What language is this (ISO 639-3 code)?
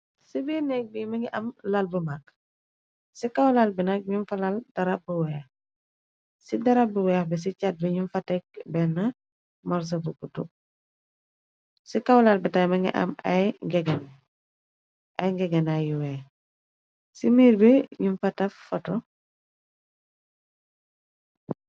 wol